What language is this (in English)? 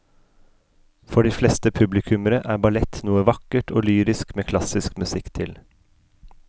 Norwegian